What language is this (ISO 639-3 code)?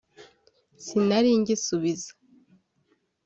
kin